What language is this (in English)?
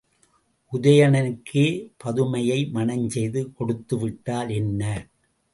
Tamil